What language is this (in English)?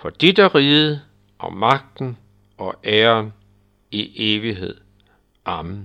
Danish